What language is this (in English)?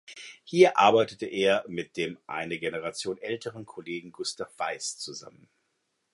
German